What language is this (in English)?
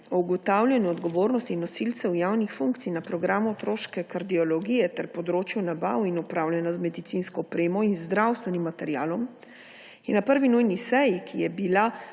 Slovenian